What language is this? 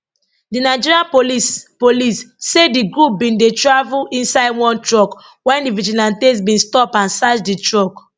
Nigerian Pidgin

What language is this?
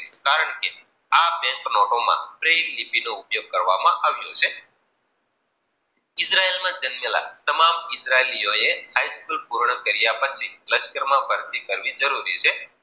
Gujarati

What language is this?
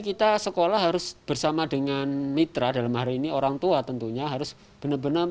Indonesian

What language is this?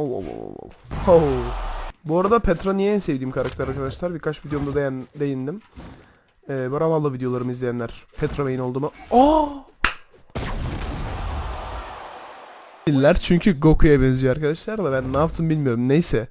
Turkish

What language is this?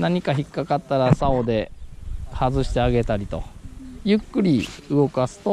Japanese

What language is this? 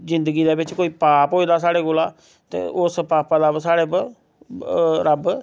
Dogri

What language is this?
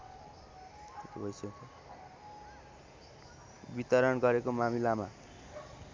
Nepali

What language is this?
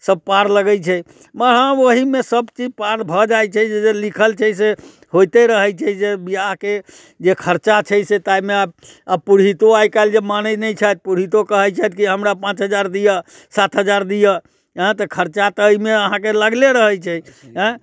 Maithili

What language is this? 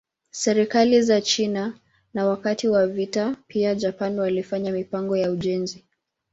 Swahili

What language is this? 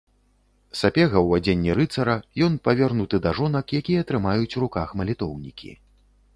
Belarusian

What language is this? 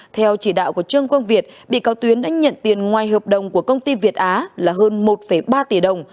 Vietnamese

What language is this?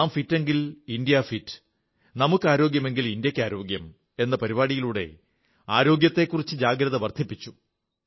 Malayalam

